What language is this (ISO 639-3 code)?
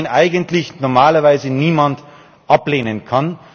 deu